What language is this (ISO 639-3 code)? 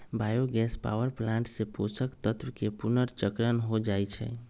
mag